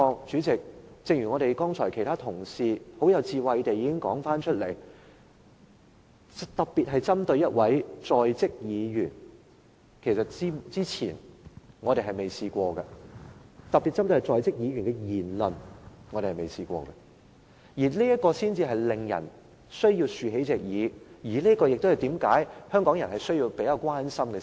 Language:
Cantonese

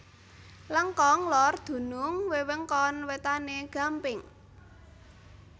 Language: Javanese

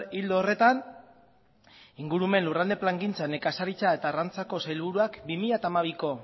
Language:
Basque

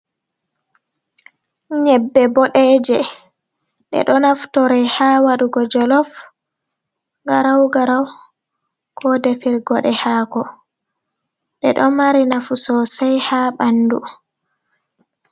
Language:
Fula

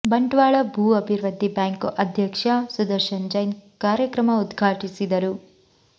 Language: Kannada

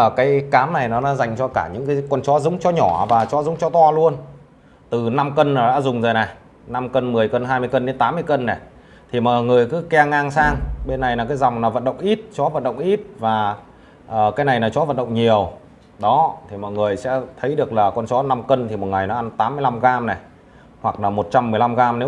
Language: Vietnamese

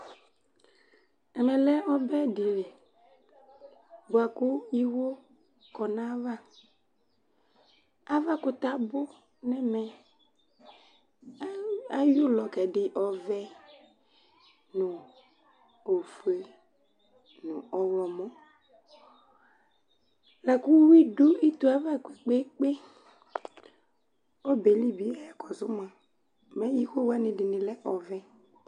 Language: Ikposo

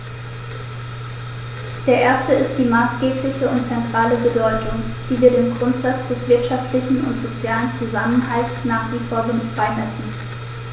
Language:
German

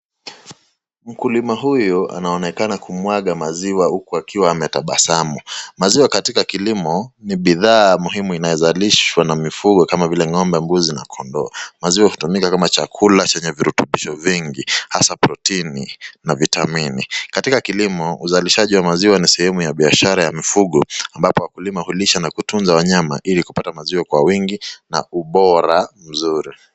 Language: Swahili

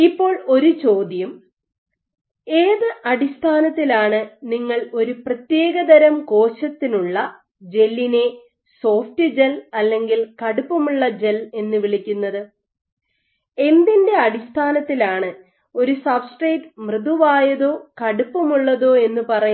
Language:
Malayalam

